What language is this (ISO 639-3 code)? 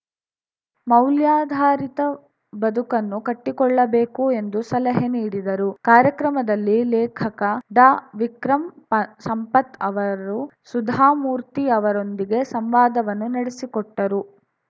kan